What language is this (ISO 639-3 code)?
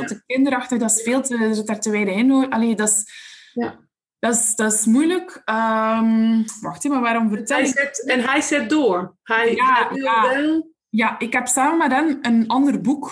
nld